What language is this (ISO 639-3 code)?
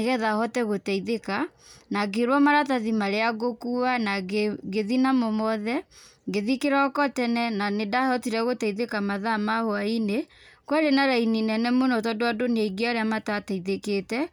kik